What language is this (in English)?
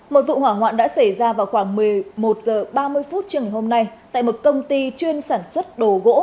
Vietnamese